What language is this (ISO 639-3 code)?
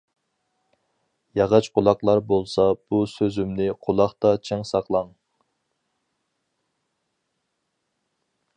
uig